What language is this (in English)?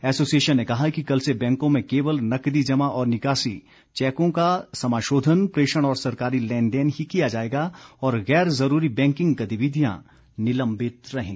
Hindi